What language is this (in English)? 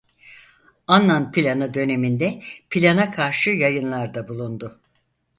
Turkish